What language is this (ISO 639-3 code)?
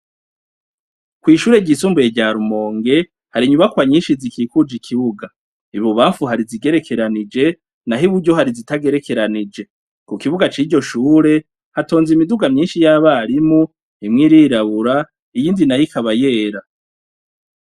run